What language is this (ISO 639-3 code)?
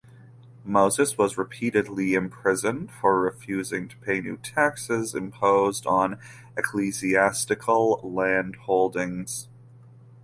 eng